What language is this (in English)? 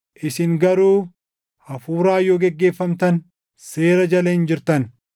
Oromo